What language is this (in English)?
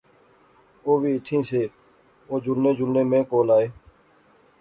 Pahari-Potwari